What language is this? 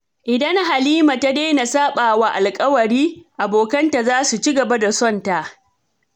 Hausa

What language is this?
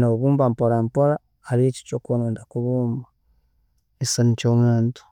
Tooro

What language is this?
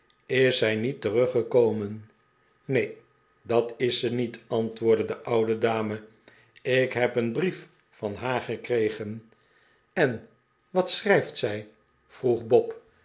Dutch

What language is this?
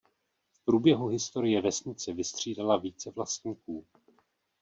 Czech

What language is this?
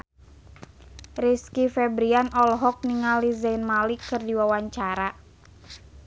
Sundanese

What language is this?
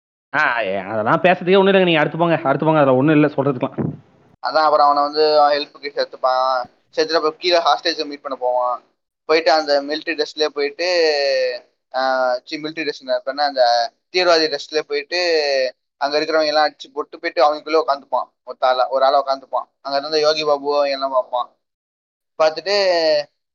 Tamil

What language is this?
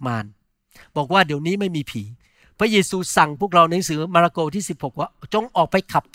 Thai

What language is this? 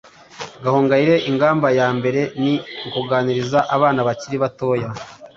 Kinyarwanda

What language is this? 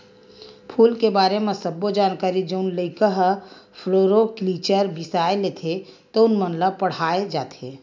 Chhattisgarhi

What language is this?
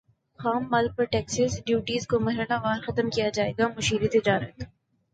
Urdu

